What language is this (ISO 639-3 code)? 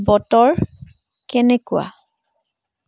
asm